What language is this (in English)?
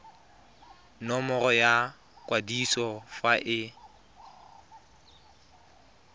Tswana